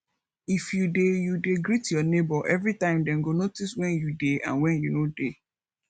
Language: Nigerian Pidgin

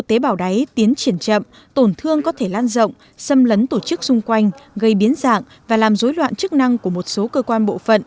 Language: Vietnamese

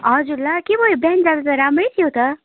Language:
Nepali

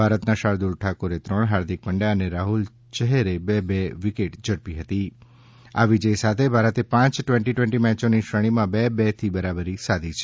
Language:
Gujarati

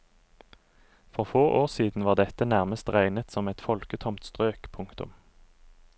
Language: Norwegian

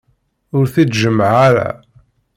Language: Kabyle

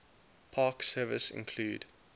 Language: English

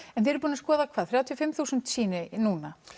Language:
Icelandic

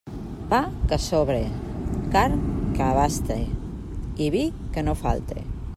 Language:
Catalan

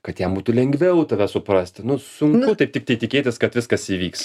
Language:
Lithuanian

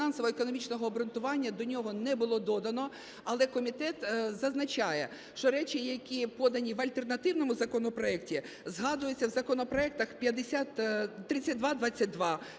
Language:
Ukrainian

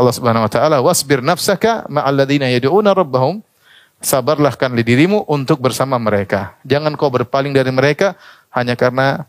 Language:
Indonesian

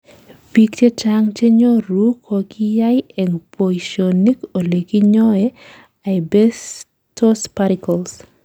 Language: Kalenjin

